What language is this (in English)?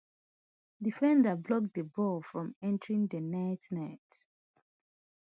Nigerian Pidgin